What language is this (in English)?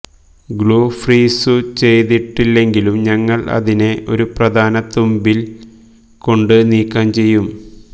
Malayalam